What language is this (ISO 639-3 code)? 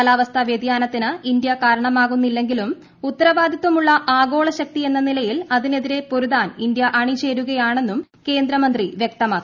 mal